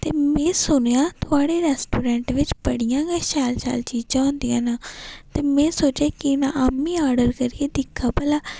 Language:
Dogri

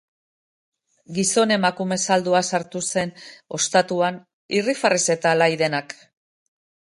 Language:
Basque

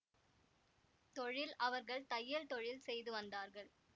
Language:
Tamil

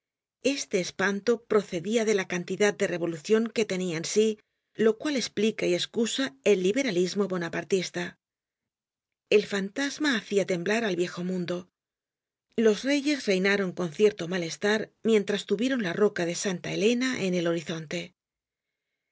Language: Spanish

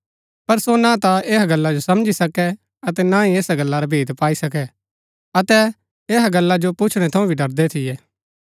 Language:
Gaddi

